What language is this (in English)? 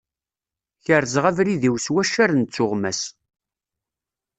Kabyle